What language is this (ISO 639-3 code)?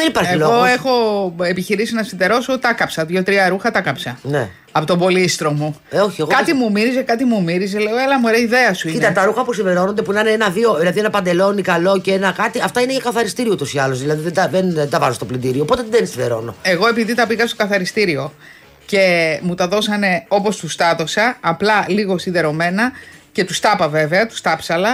ell